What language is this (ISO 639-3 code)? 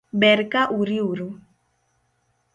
luo